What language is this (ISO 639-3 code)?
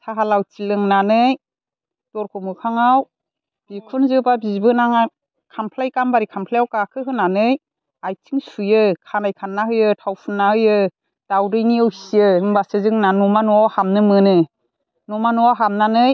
brx